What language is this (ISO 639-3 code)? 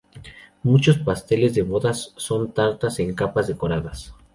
spa